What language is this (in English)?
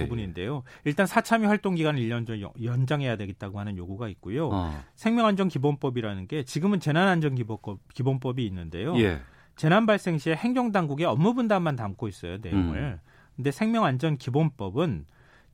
Korean